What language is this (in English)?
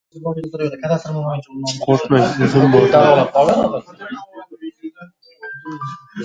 Uzbek